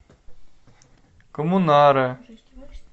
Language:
Russian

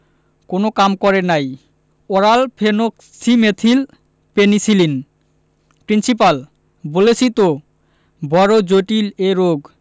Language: Bangla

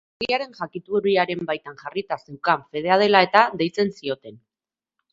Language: Basque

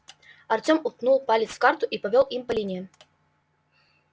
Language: Russian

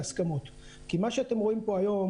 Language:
Hebrew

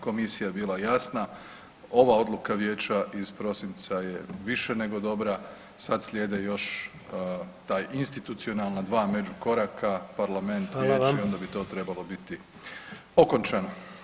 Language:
Croatian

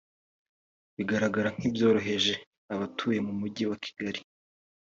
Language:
Kinyarwanda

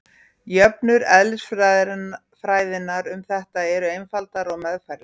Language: Icelandic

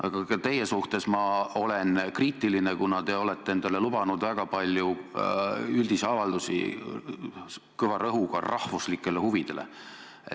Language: Estonian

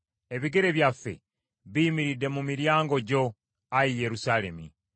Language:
Ganda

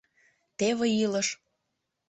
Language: Mari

